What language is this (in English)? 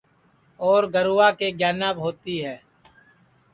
Sansi